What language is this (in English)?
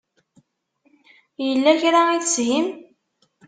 Kabyle